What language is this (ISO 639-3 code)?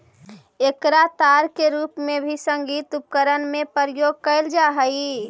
mag